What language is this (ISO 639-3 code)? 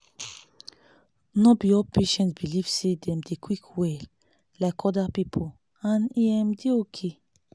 pcm